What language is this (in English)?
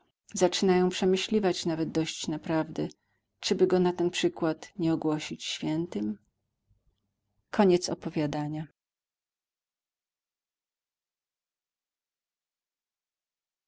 Polish